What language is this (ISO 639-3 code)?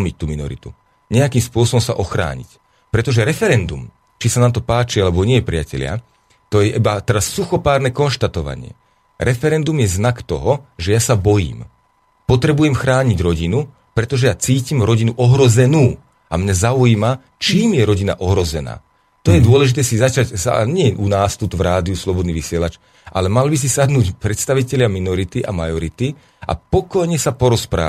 slk